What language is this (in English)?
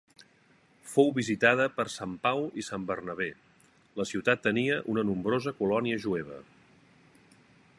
Catalan